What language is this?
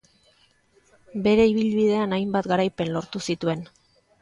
Basque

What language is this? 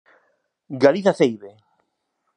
Galician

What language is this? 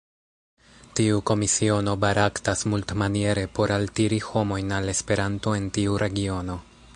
Esperanto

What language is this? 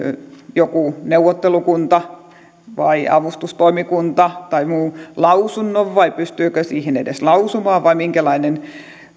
Finnish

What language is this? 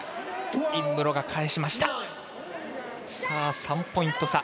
Japanese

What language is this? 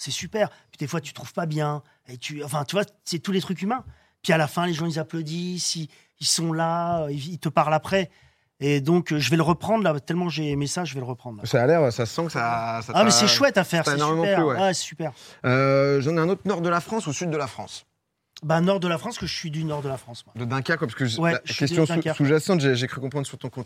French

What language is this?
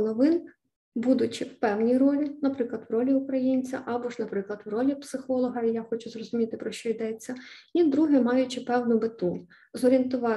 Ukrainian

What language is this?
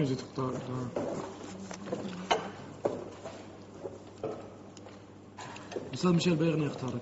Arabic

